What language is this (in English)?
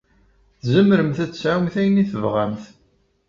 Kabyle